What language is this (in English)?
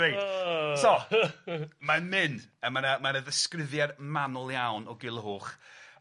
Welsh